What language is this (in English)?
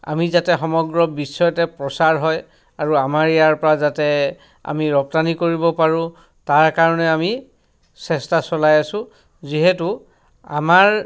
Assamese